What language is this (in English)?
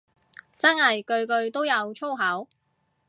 Cantonese